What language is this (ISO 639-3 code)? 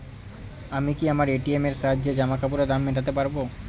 ben